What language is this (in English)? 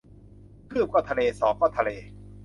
Thai